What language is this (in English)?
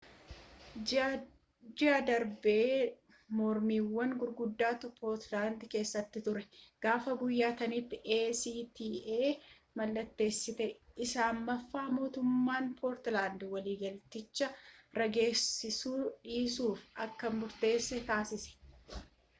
Oromo